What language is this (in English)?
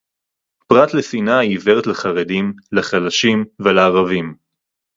Hebrew